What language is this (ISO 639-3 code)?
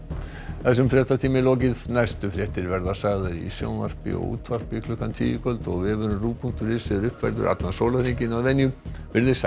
isl